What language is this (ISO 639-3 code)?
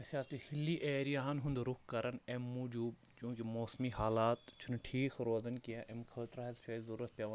kas